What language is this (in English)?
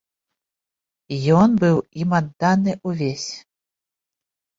Belarusian